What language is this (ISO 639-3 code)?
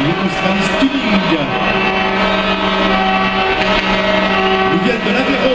fra